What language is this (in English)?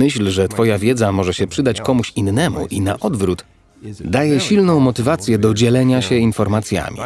Polish